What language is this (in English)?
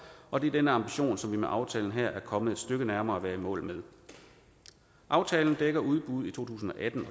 Danish